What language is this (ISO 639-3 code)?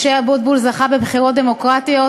heb